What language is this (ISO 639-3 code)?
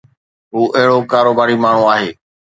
snd